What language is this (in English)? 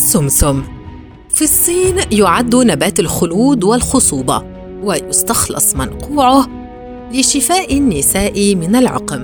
Arabic